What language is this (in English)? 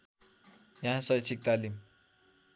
Nepali